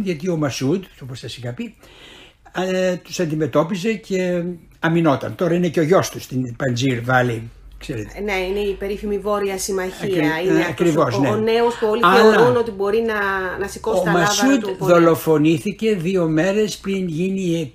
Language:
Greek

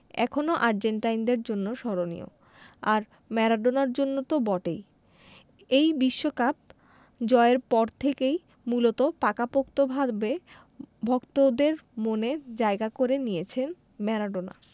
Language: Bangla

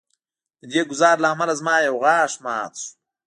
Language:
Pashto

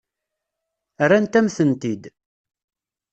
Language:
Kabyle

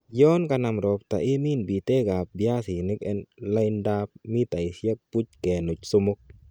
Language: Kalenjin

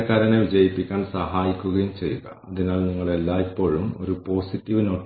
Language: Malayalam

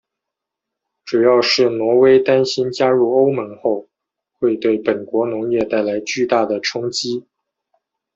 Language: Chinese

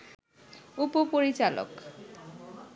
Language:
Bangla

